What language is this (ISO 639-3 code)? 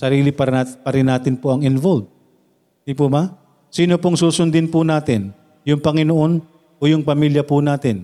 fil